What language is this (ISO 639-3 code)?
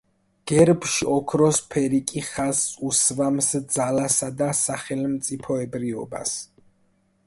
kat